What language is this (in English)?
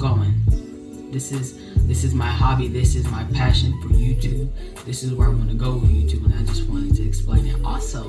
English